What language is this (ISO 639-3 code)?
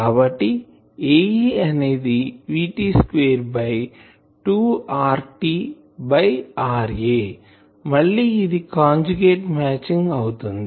tel